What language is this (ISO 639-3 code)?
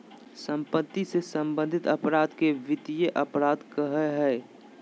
mag